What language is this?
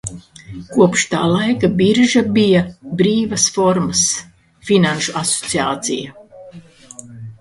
Latvian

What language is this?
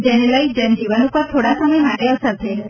Gujarati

